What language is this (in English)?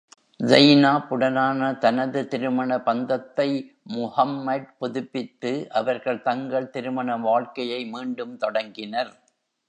Tamil